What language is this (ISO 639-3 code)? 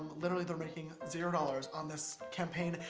eng